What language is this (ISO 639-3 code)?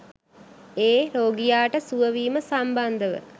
sin